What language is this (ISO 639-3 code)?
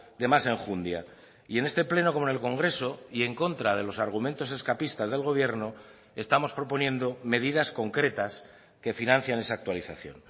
spa